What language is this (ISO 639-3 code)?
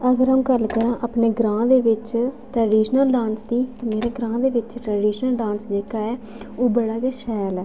doi